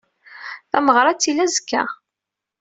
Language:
Kabyle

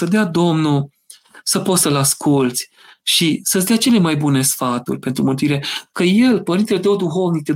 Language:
Romanian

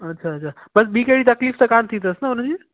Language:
Sindhi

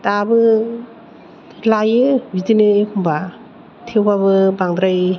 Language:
Bodo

